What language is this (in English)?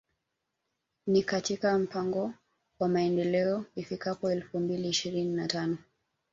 Swahili